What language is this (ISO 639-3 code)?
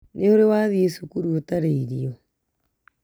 kik